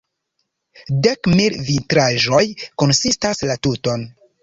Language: Esperanto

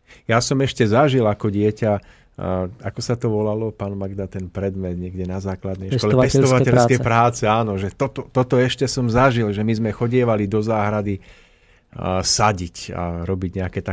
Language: Slovak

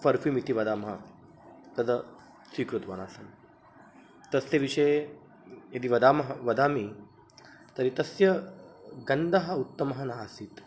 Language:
Sanskrit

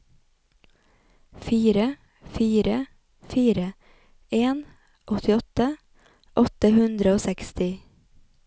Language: Norwegian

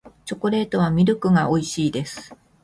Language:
Japanese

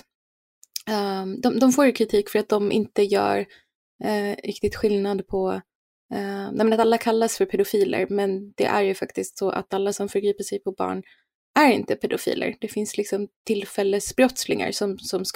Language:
Swedish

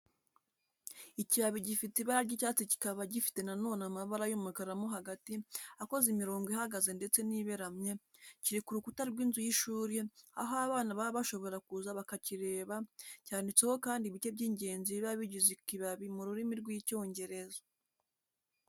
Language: Kinyarwanda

